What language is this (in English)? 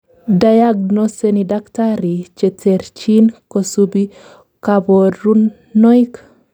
Kalenjin